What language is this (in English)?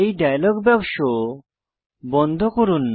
Bangla